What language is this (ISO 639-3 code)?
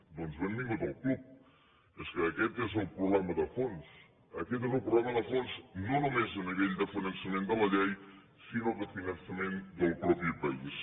cat